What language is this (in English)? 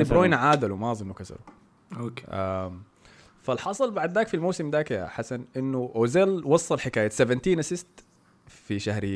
Arabic